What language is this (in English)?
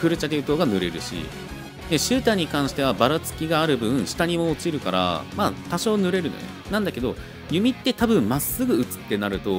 Japanese